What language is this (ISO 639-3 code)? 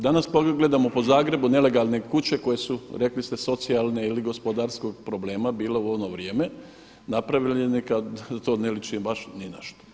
hrv